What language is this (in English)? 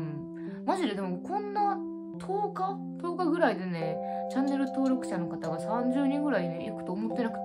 Japanese